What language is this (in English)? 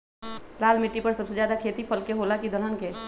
Magahi